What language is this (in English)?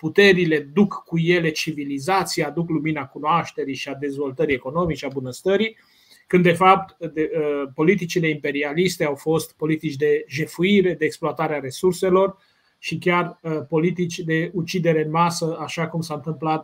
Romanian